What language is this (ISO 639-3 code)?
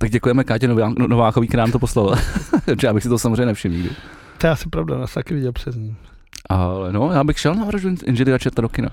ces